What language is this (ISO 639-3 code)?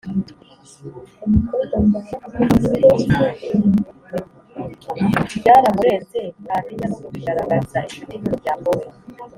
kin